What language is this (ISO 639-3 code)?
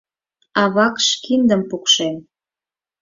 chm